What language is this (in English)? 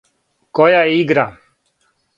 Serbian